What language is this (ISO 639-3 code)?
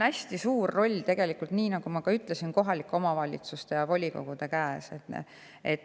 est